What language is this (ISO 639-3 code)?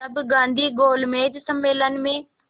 hin